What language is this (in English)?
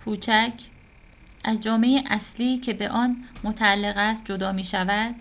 Persian